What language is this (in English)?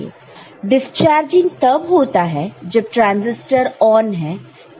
Hindi